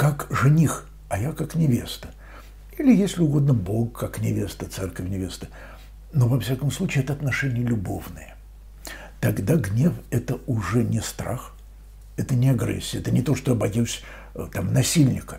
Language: Russian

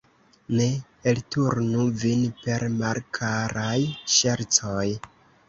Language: Esperanto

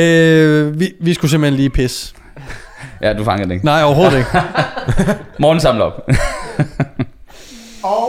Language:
Danish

